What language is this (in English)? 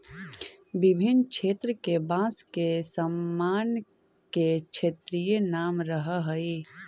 Magahi